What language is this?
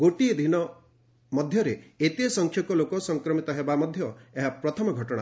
Odia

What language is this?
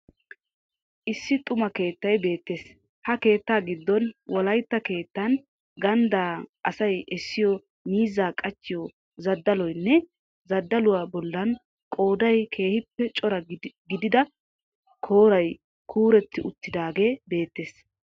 Wolaytta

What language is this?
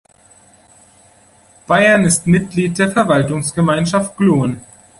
German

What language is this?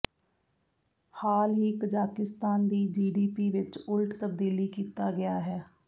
Punjabi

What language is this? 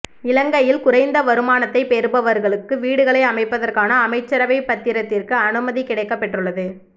Tamil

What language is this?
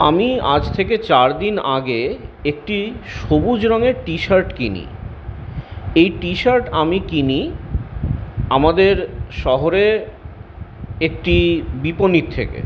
Bangla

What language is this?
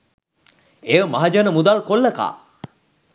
Sinhala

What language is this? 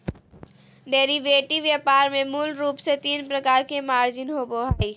Magahi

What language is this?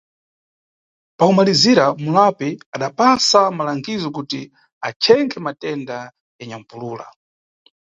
Nyungwe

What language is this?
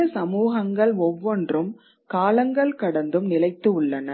Tamil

